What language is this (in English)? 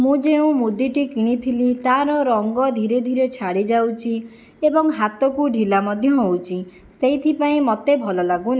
Odia